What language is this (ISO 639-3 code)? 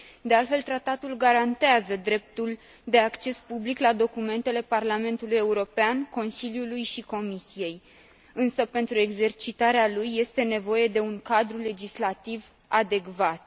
ron